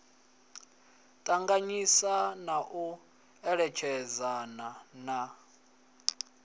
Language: Venda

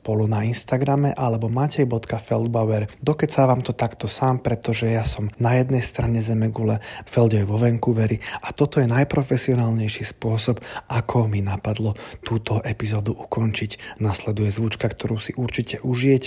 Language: Slovak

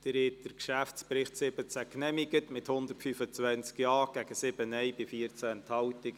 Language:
Swiss German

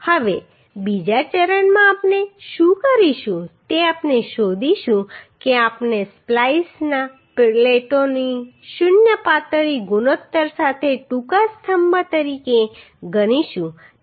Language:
Gujarati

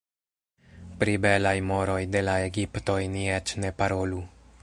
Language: Esperanto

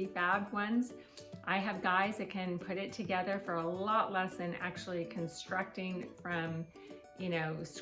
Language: English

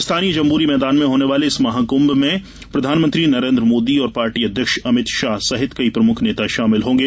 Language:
Hindi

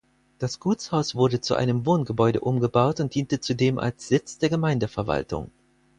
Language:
German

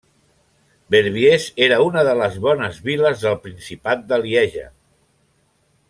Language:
Catalan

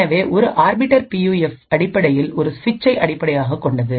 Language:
Tamil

